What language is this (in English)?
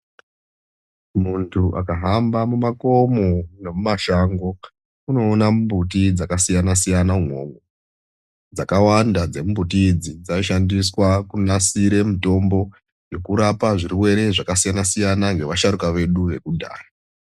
Ndau